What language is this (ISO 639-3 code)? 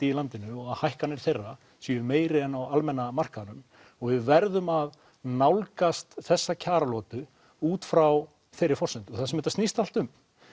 isl